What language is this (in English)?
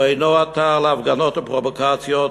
Hebrew